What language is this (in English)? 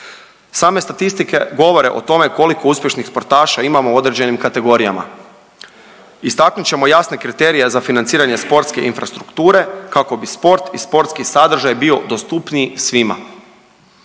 Croatian